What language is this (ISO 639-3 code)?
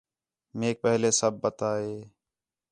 xhe